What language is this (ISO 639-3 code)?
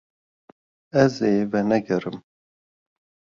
kur